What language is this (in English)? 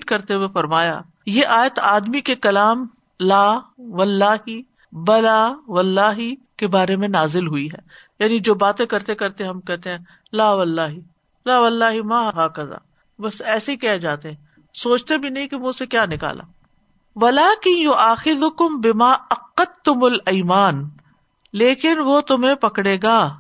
Urdu